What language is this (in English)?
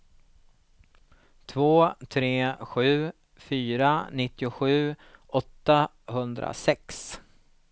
Swedish